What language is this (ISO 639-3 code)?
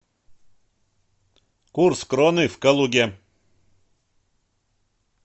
rus